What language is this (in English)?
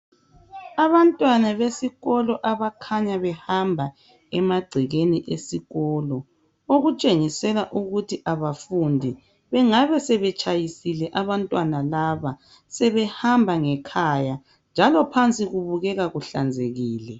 North Ndebele